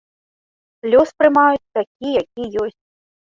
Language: Belarusian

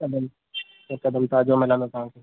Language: Sindhi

